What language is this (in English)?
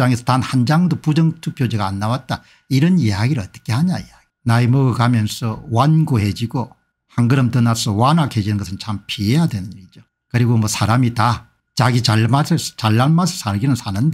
Korean